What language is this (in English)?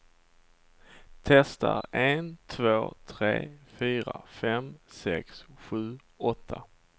Swedish